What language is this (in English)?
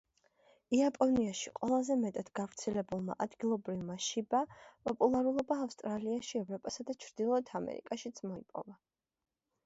Georgian